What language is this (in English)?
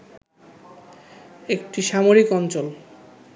Bangla